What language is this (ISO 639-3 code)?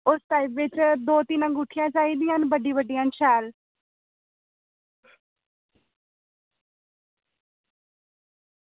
doi